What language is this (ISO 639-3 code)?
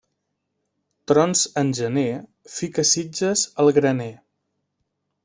cat